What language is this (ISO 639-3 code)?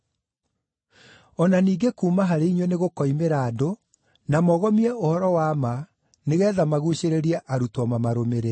kik